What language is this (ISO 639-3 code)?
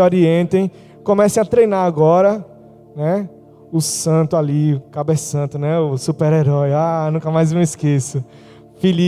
por